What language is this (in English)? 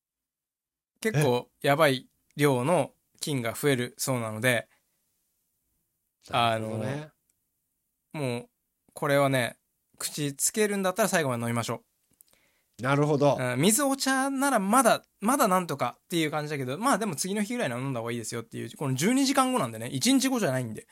Japanese